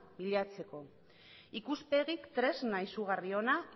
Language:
Basque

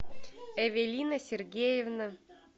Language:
Russian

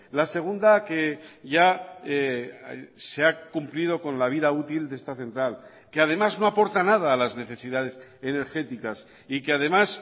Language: Spanish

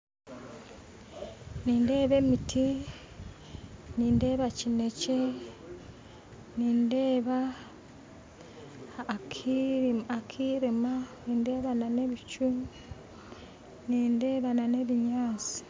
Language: Nyankole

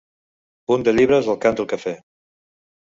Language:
Catalan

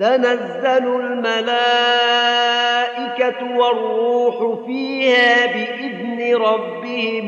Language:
Arabic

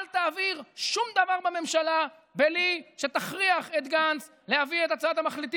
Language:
Hebrew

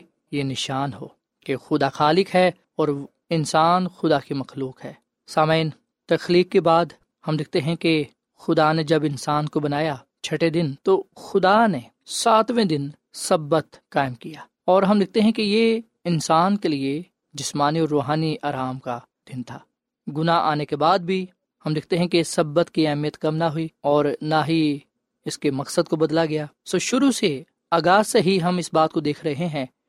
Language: Urdu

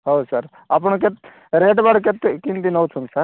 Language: Odia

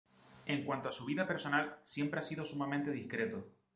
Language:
Spanish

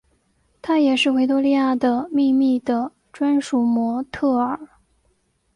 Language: Chinese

